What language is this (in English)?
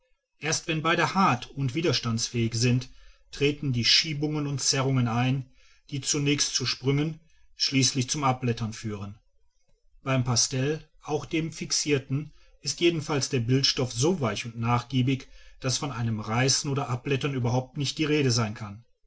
German